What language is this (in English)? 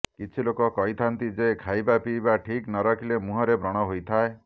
Odia